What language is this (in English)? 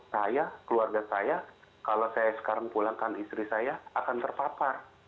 Indonesian